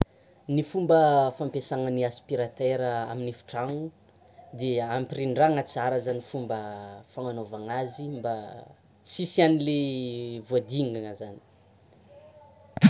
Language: Tsimihety Malagasy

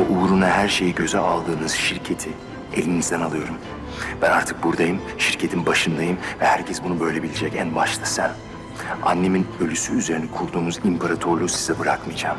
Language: Turkish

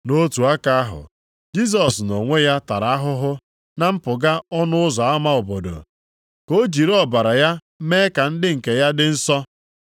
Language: Igbo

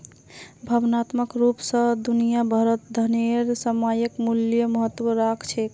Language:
Magahi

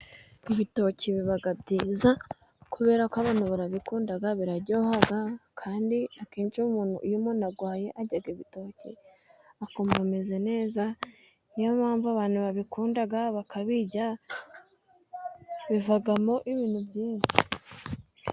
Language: Kinyarwanda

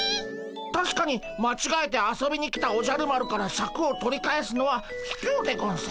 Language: Japanese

